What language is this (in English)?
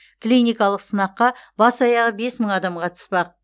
Kazakh